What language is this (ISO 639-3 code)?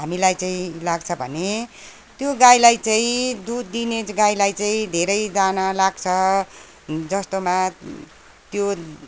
nep